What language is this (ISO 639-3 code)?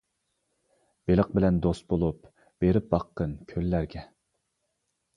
uig